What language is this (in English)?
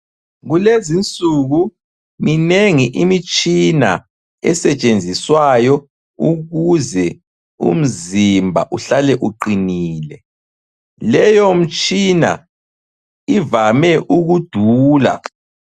North Ndebele